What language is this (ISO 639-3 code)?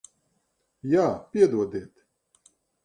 lav